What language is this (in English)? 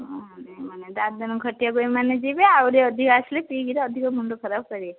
Odia